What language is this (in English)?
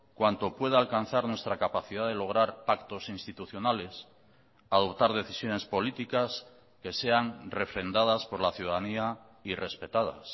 Spanish